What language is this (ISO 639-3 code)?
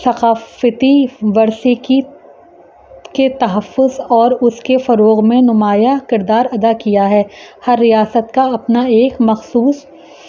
urd